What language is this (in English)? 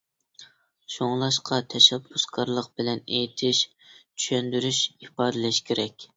Uyghur